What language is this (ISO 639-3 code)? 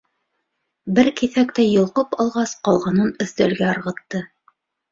bak